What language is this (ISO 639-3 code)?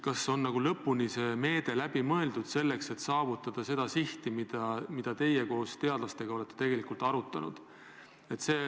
est